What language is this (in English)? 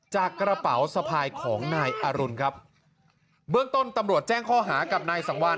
Thai